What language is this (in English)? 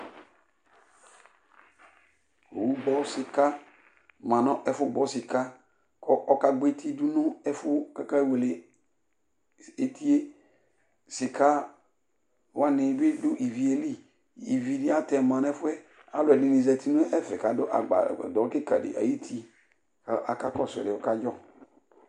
Ikposo